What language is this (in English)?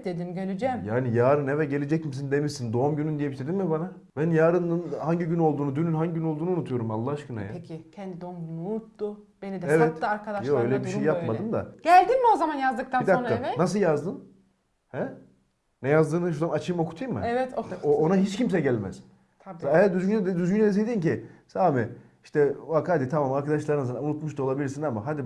Turkish